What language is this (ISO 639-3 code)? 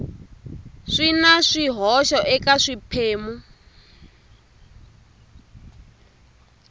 tso